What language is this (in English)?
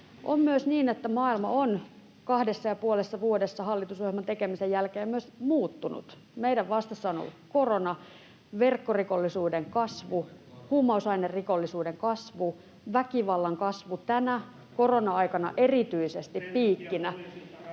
Finnish